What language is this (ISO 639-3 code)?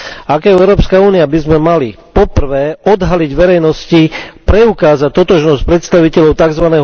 slk